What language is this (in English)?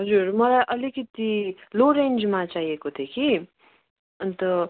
Nepali